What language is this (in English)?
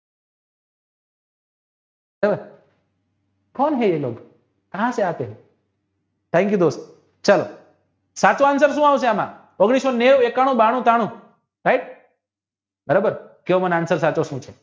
Gujarati